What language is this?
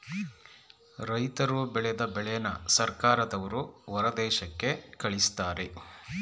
Kannada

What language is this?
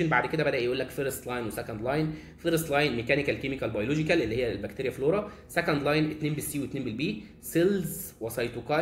Arabic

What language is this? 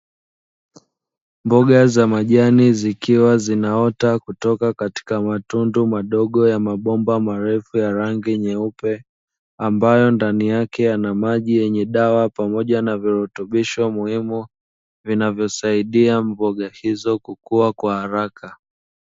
Swahili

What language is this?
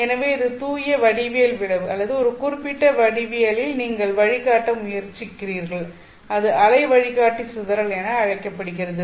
Tamil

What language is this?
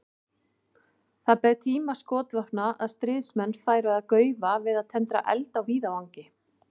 Icelandic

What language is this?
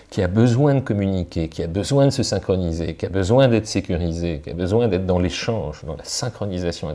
French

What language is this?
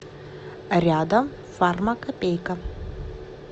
Russian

